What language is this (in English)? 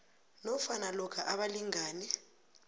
South Ndebele